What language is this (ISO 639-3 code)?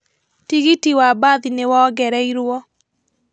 kik